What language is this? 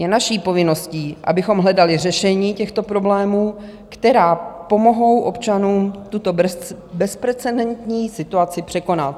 Czech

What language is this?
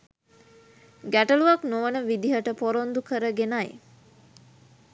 Sinhala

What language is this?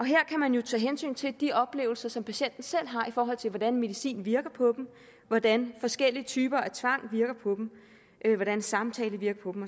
Danish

